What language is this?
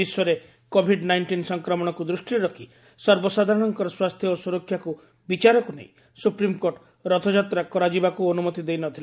Odia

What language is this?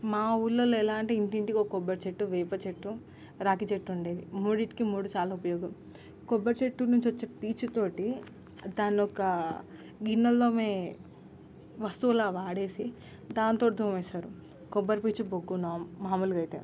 Telugu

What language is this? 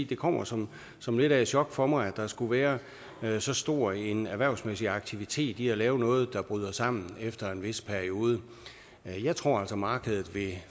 Danish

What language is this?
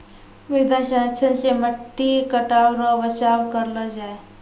Maithili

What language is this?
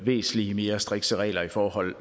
Danish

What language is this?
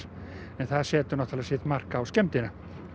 Icelandic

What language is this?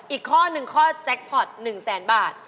Thai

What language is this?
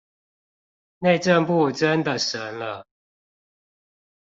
Chinese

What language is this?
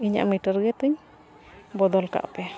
Santali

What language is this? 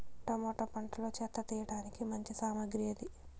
Telugu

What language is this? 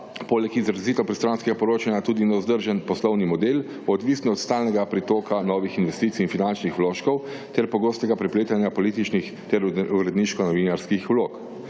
Slovenian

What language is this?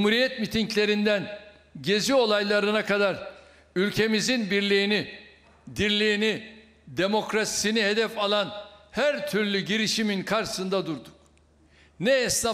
Turkish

